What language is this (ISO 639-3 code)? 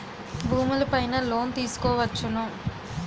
tel